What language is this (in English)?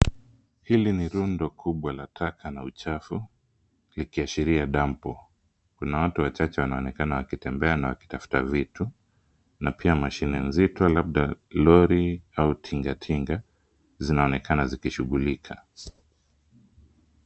Swahili